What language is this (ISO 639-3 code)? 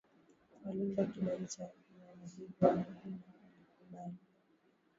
swa